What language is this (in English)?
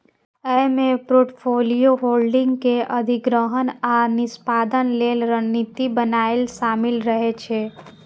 Maithili